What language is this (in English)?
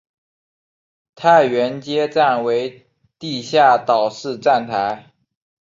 Chinese